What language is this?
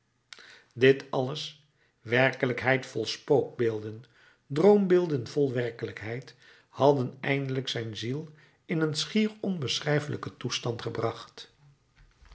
Dutch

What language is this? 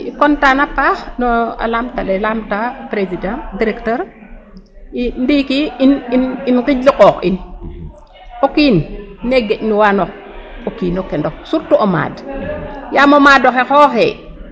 Serer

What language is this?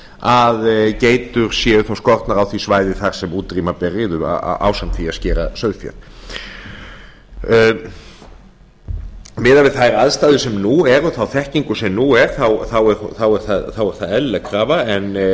Icelandic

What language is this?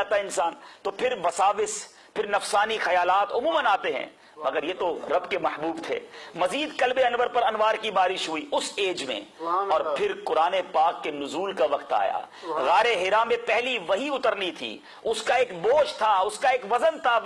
Urdu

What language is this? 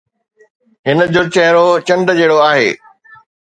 Sindhi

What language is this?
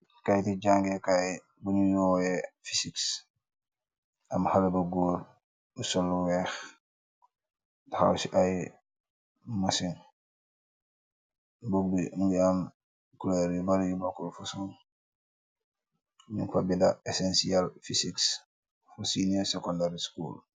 Wolof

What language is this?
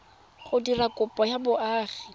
Tswana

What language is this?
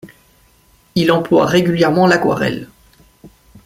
French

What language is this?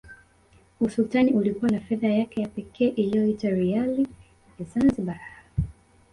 Swahili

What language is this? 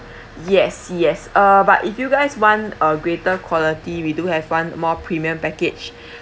English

